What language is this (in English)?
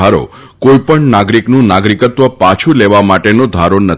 Gujarati